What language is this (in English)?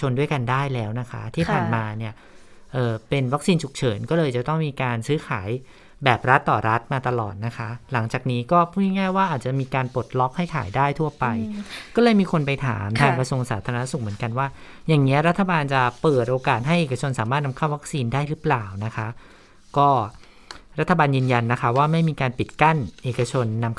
Thai